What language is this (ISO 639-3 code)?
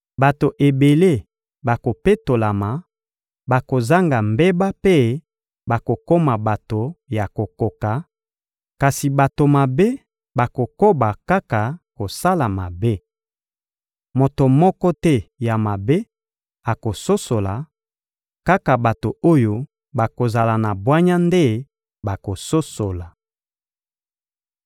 lin